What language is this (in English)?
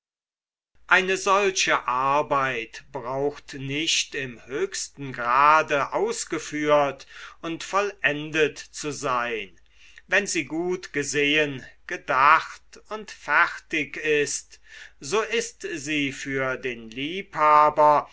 German